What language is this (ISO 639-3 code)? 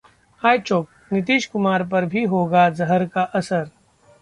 hin